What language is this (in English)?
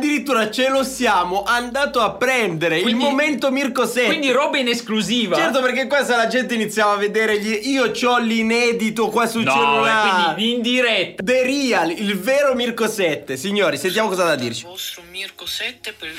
Italian